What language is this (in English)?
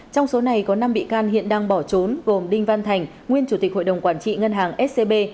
Vietnamese